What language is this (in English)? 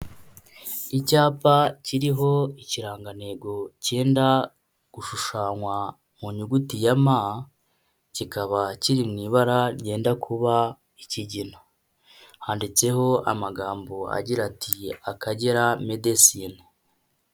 Kinyarwanda